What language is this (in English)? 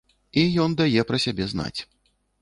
Belarusian